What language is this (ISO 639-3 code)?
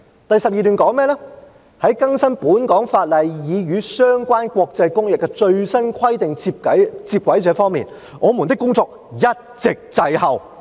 yue